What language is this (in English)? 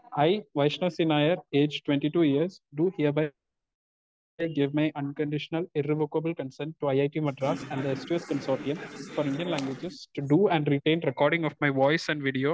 Malayalam